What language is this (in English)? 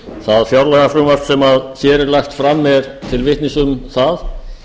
Icelandic